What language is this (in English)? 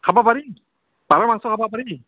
Assamese